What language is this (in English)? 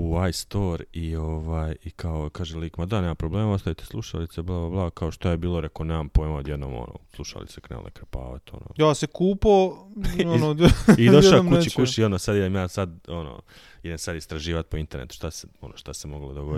Croatian